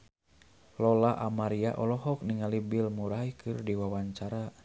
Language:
Sundanese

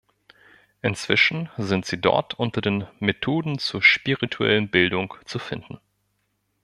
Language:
German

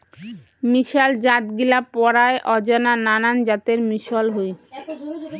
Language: Bangla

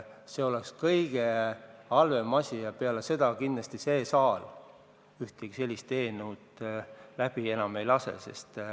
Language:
Estonian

